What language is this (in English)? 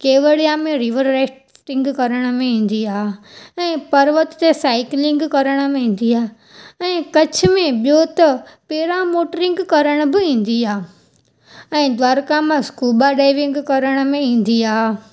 Sindhi